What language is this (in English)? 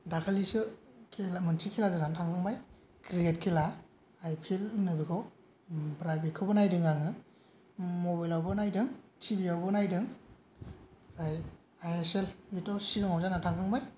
Bodo